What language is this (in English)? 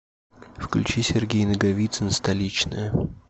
Russian